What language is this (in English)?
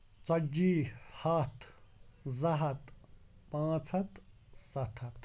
Kashmiri